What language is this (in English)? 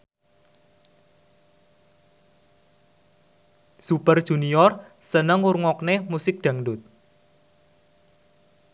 Javanese